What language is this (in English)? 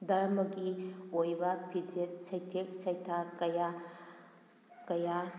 Manipuri